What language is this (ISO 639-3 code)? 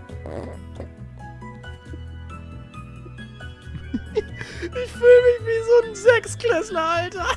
deu